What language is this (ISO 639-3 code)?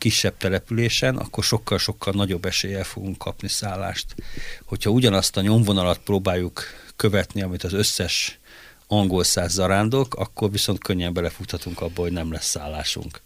hun